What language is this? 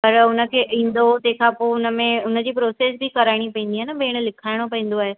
Sindhi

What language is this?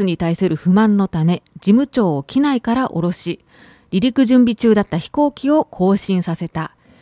Japanese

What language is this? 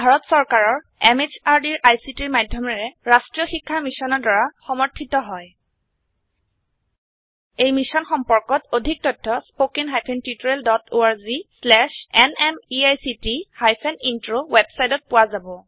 Assamese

